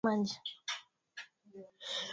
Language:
Swahili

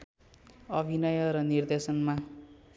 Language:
Nepali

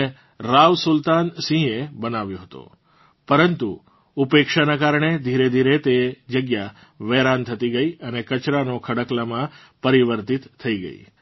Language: Gujarati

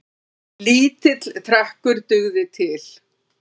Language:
Icelandic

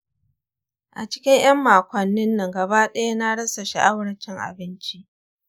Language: Hausa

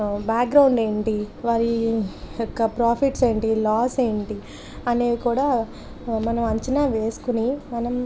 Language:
Telugu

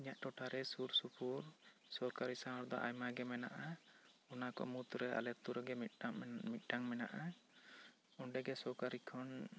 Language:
Santali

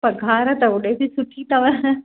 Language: Sindhi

